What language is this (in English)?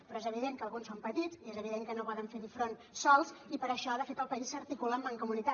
Catalan